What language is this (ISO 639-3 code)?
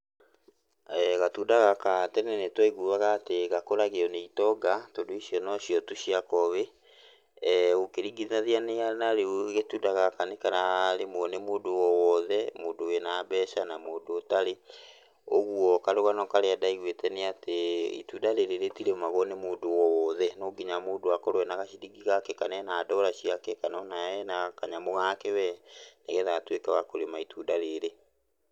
kik